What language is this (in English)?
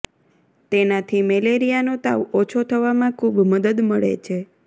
Gujarati